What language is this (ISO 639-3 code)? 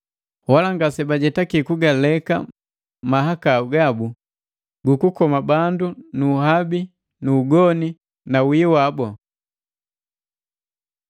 mgv